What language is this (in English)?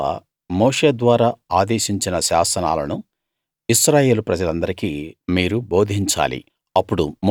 Telugu